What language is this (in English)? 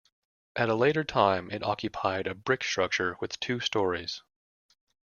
English